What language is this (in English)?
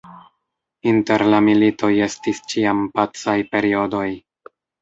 Esperanto